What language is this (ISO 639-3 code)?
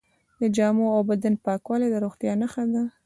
pus